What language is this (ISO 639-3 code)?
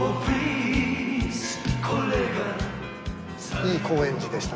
jpn